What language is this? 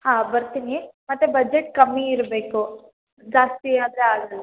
Kannada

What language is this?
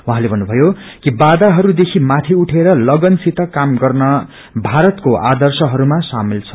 Nepali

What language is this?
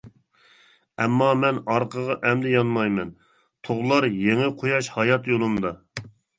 Uyghur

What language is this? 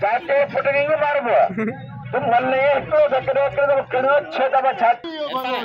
Punjabi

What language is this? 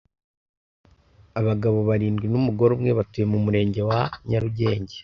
Kinyarwanda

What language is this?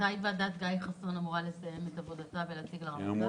Hebrew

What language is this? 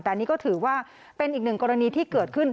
Thai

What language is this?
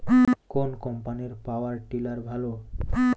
Bangla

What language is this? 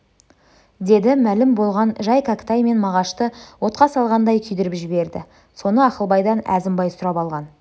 Kazakh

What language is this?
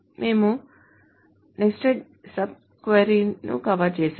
Telugu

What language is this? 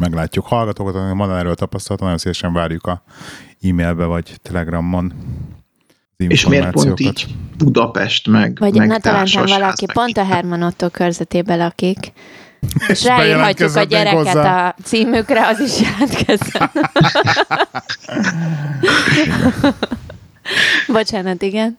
Hungarian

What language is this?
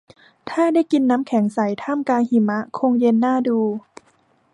Thai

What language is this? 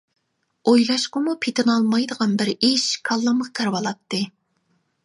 Uyghur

